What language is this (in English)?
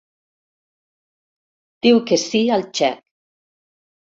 Catalan